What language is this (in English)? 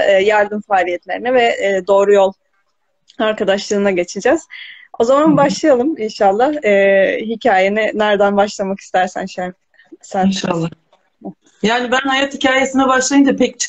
Turkish